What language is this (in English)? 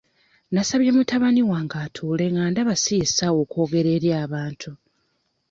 Ganda